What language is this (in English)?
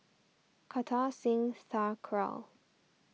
English